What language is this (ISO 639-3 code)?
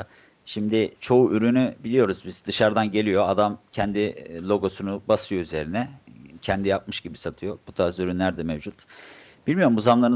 tur